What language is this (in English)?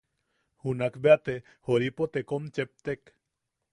Yaqui